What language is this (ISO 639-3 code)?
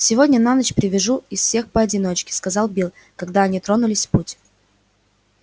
rus